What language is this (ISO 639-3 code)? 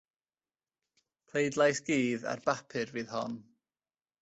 cym